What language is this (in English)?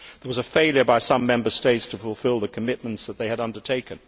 English